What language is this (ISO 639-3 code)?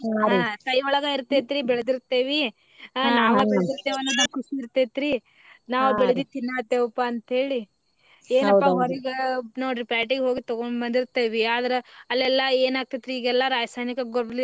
kan